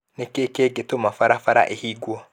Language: Kikuyu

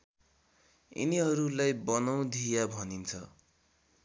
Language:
Nepali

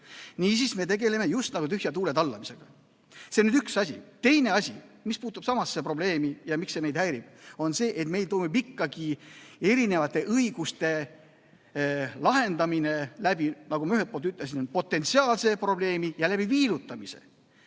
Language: Estonian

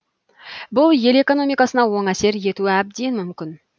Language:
Kazakh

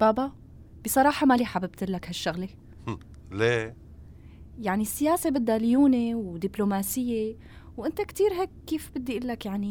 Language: Arabic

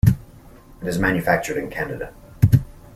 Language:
English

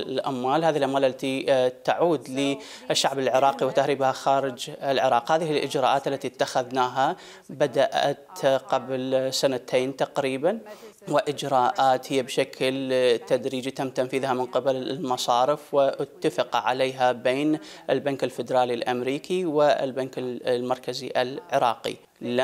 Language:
Arabic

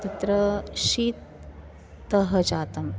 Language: Sanskrit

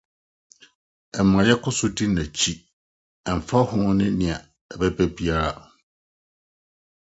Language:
Akan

